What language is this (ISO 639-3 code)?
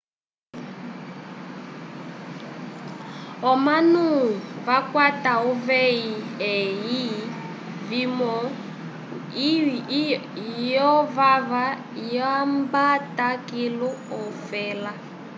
umb